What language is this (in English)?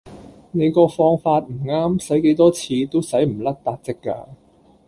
Cantonese